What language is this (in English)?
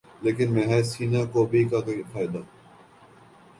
Urdu